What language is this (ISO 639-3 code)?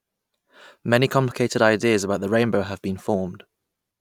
eng